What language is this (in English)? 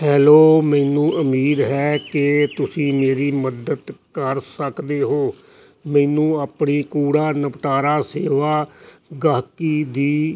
Punjabi